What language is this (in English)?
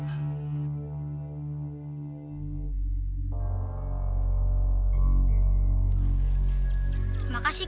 Indonesian